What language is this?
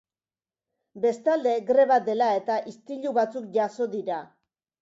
Basque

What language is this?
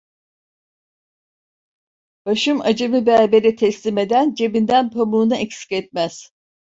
Turkish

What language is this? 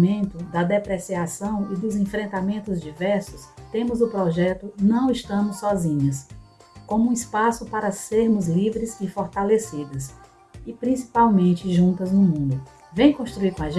Portuguese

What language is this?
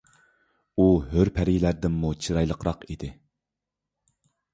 Uyghur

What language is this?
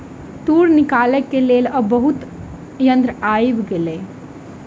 Maithili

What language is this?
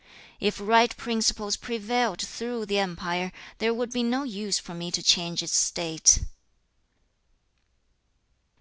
English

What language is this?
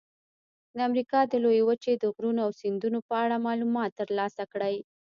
Pashto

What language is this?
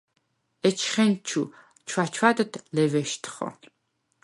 Svan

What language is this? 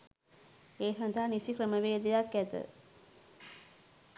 Sinhala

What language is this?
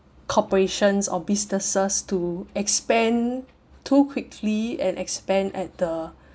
English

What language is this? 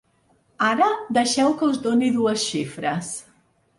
Catalan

